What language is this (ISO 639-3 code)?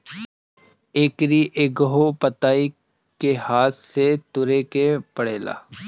bho